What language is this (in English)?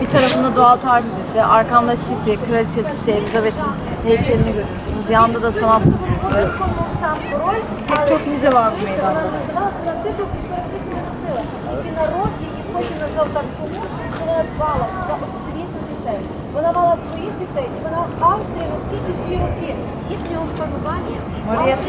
Turkish